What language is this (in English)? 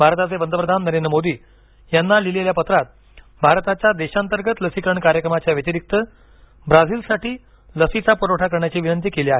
Marathi